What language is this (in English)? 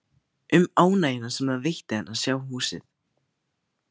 Icelandic